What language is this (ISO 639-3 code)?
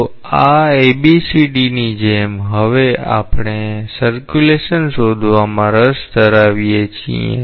guj